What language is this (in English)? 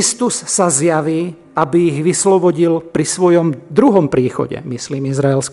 Slovak